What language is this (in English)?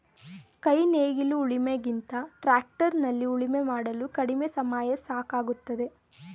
Kannada